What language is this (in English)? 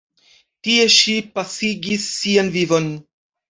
Esperanto